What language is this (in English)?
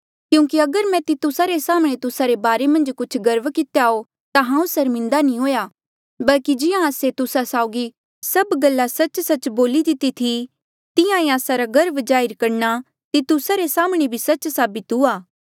Mandeali